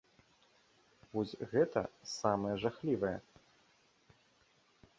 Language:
Belarusian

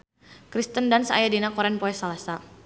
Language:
Sundanese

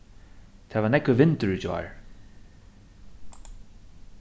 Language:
Faroese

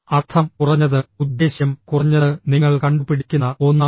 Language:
Malayalam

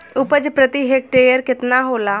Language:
Bhojpuri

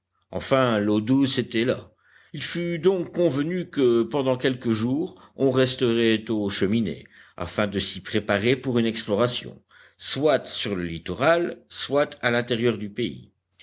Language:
French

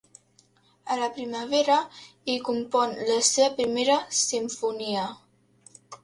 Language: Catalan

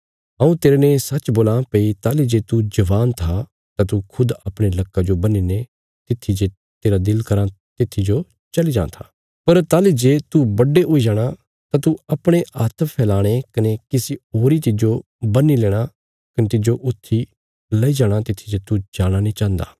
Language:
Bilaspuri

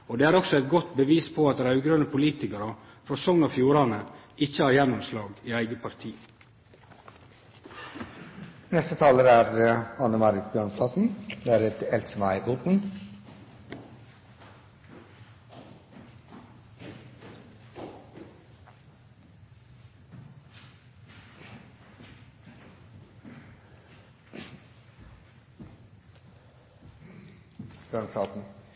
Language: Norwegian Nynorsk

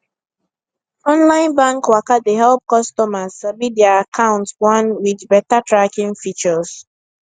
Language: Nigerian Pidgin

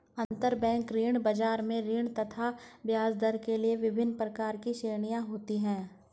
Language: Hindi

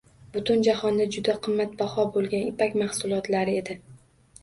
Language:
Uzbek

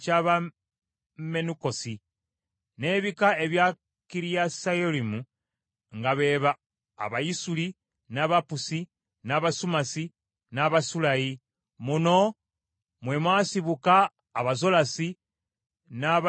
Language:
Ganda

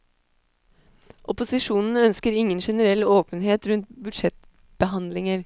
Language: Norwegian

